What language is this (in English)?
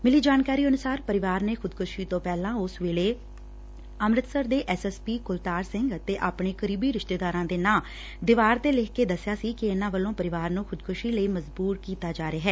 Punjabi